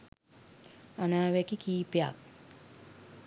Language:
Sinhala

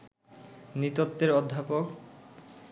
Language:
Bangla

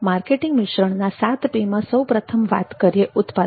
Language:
Gujarati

